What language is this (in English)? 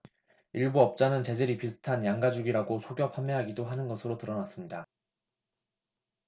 Korean